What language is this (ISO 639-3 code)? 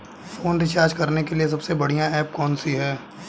hin